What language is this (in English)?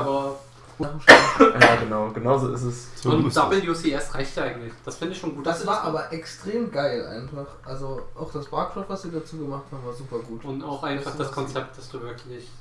German